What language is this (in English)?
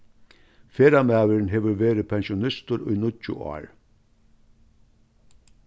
Faroese